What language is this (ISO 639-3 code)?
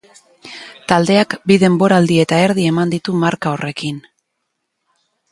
eus